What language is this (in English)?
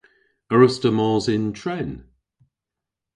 Cornish